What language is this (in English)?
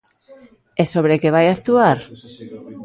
Galician